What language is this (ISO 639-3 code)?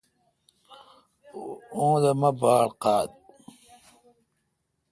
xka